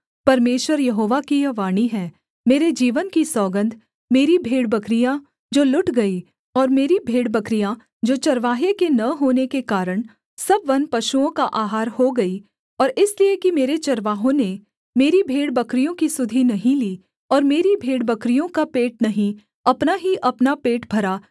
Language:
Hindi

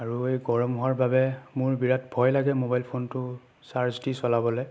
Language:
Assamese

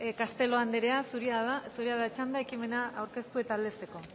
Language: Basque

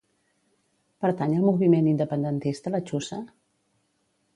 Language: Catalan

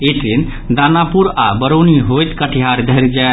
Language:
Maithili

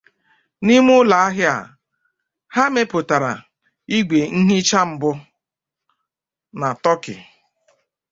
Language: Igbo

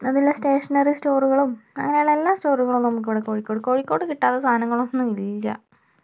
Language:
Malayalam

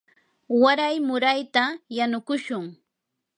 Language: Yanahuanca Pasco Quechua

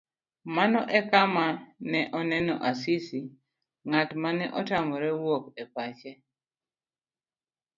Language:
Luo (Kenya and Tanzania)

